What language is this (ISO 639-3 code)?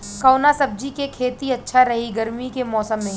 bho